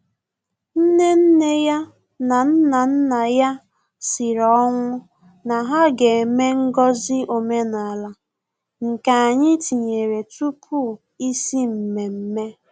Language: Igbo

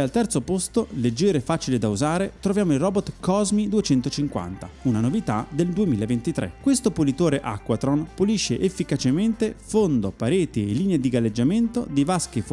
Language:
Italian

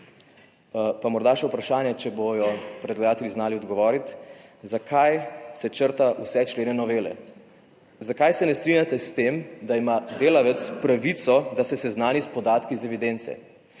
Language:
Slovenian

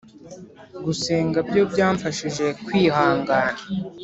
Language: Kinyarwanda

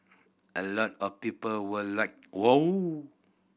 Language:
English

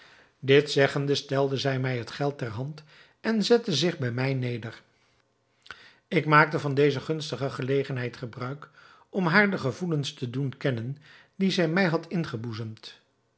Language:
Dutch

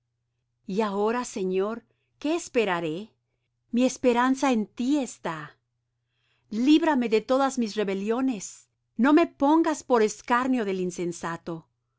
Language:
Spanish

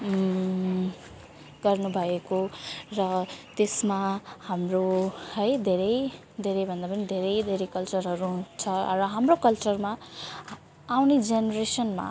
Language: Nepali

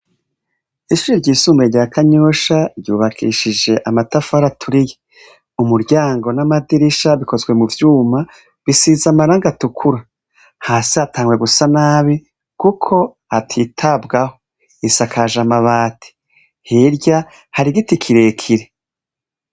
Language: Rundi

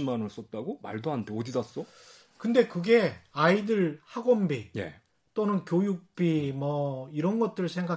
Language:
Korean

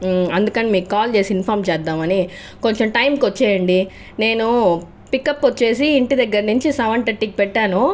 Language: Telugu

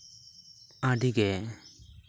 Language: Santali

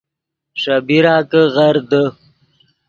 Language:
Yidgha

